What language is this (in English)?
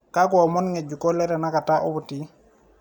Masai